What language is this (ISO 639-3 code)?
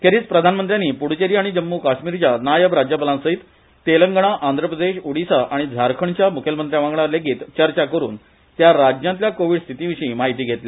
kok